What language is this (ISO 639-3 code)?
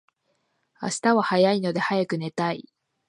jpn